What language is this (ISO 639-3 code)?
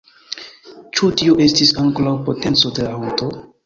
epo